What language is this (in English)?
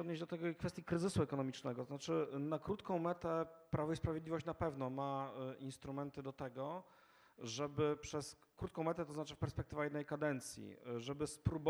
Polish